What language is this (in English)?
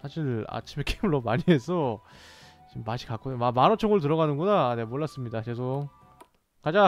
Korean